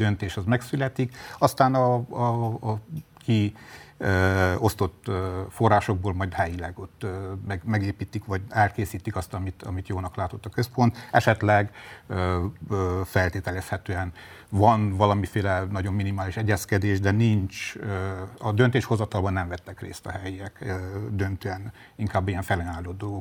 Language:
Hungarian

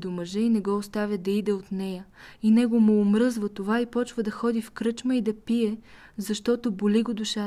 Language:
Bulgarian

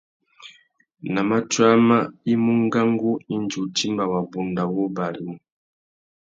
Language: Tuki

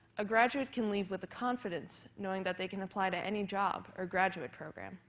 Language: English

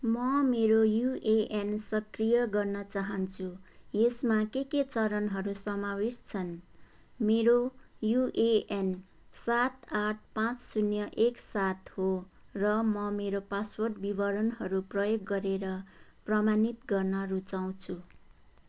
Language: Nepali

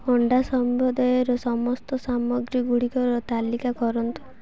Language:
Odia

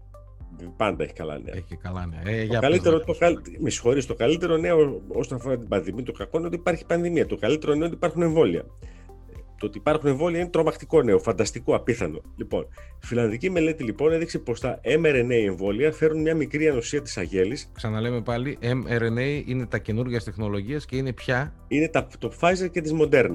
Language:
Greek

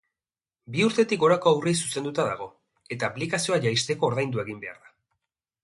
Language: Basque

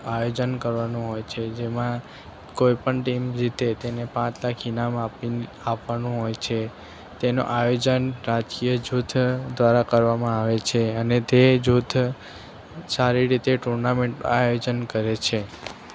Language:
Gujarati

